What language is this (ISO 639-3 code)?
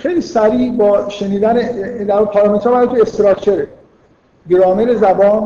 fas